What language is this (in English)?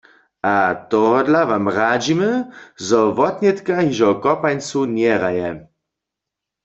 Upper Sorbian